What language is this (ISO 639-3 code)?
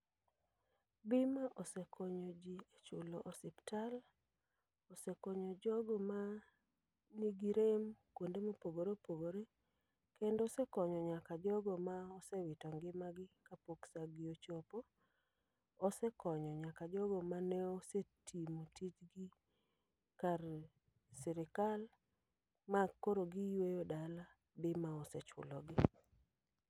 luo